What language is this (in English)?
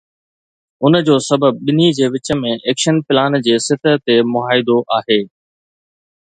Sindhi